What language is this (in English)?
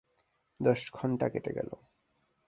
Bangla